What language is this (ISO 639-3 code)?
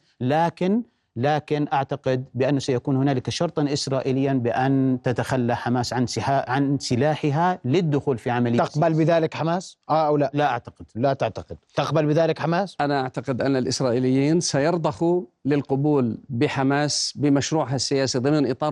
ara